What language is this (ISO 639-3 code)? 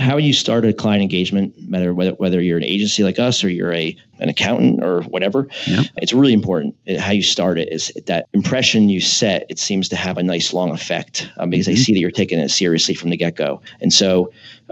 eng